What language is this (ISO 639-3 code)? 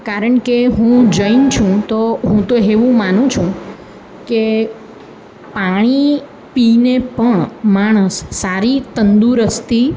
guj